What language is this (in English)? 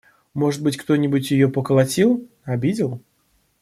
Russian